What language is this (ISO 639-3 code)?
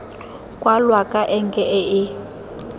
tsn